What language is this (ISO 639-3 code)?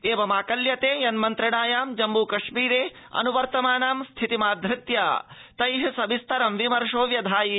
san